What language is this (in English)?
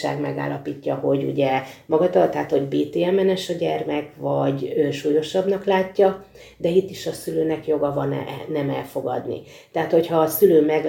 Hungarian